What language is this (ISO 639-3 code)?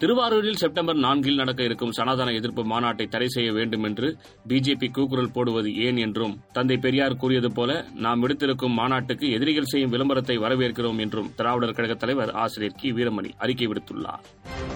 tam